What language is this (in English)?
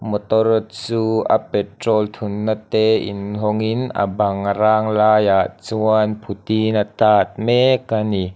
Mizo